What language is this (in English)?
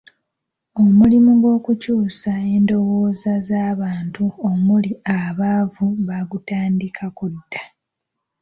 Ganda